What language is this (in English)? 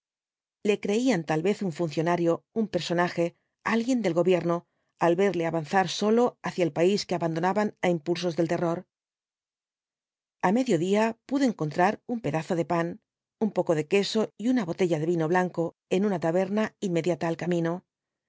Spanish